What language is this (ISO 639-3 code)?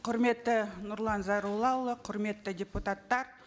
kaz